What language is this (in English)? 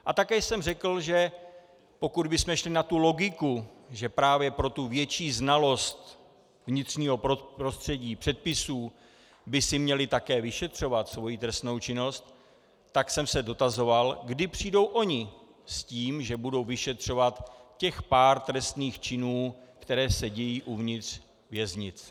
Czech